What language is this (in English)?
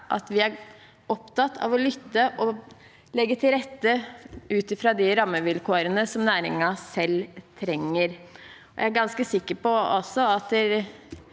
Norwegian